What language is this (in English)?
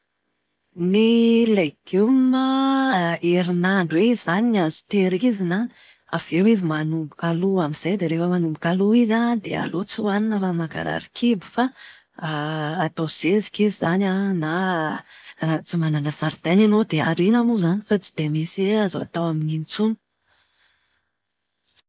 Malagasy